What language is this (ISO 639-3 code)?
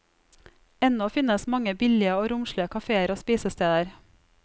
nor